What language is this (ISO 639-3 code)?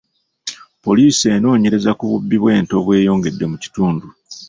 lug